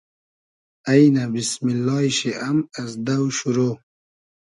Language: Hazaragi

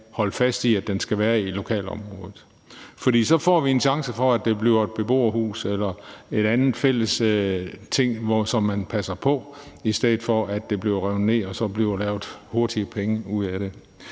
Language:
Danish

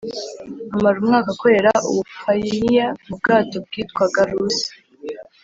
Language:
Kinyarwanda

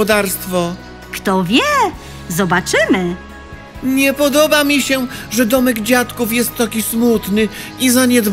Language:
Polish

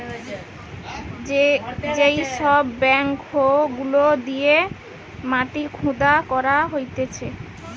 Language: Bangla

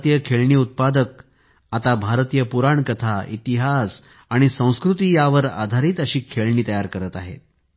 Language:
Marathi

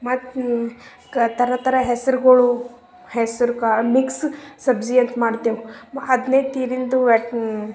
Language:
Kannada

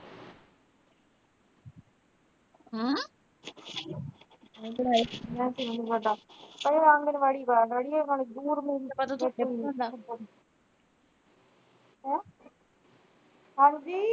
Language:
Punjabi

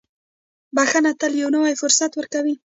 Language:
Pashto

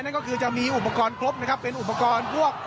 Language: Thai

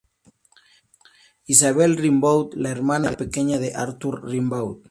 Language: Spanish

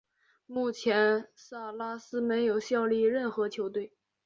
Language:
Chinese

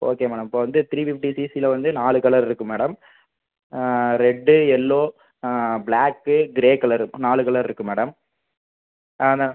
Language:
Tamil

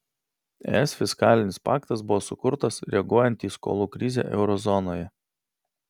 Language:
Lithuanian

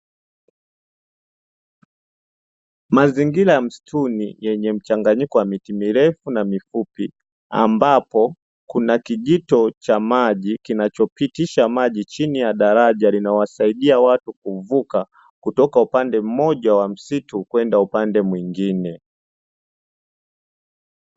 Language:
Swahili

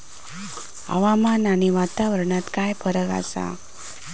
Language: Marathi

